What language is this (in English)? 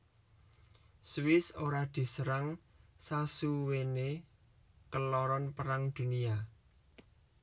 Javanese